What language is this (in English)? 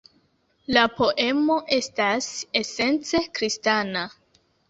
Esperanto